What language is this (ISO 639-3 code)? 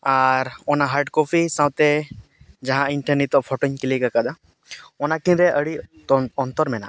sat